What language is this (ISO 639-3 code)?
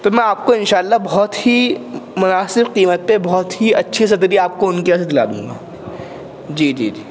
urd